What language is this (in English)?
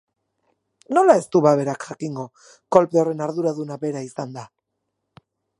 Basque